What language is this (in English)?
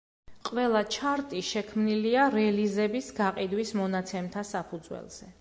Georgian